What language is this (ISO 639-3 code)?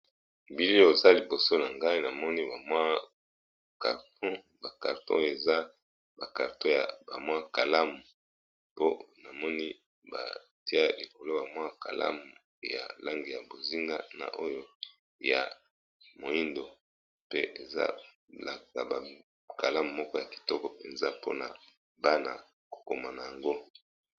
lin